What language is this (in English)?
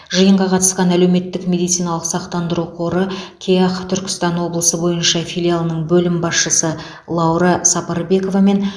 Kazakh